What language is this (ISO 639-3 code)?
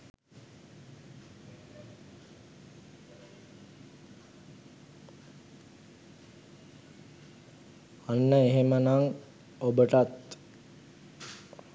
sin